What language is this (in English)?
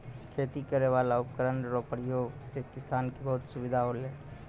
Maithili